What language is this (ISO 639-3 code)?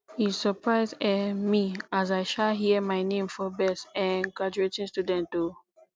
pcm